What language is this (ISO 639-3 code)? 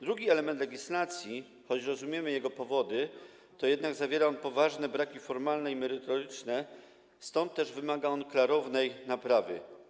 pol